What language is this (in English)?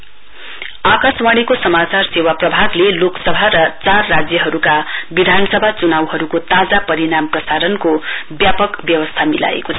Nepali